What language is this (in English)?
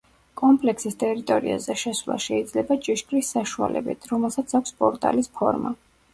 Georgian